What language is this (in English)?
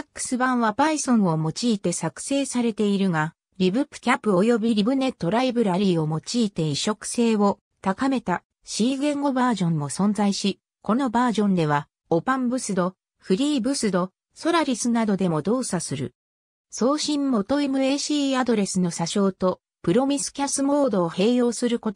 Japanese